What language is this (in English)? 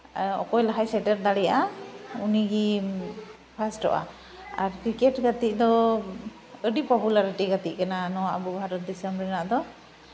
Santali